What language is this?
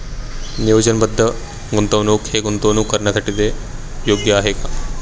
Marathi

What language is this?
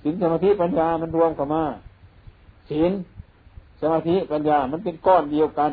Thai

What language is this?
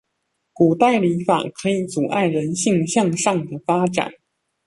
Chinese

